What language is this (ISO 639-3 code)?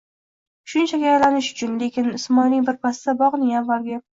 uzb